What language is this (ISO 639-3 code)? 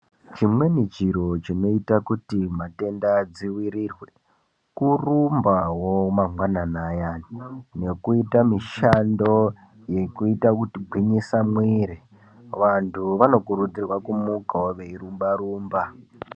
ndc